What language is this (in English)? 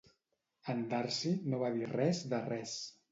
Catalan